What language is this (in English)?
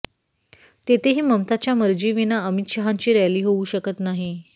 Marathi